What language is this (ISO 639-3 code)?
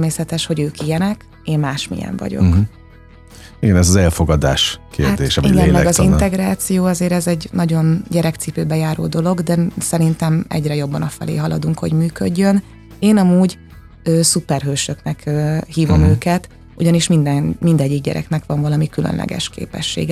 hun